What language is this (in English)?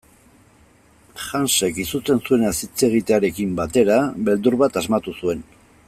Basque